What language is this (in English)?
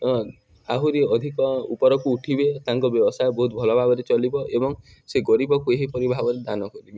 Odia